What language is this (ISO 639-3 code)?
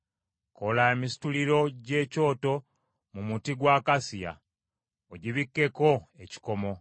lug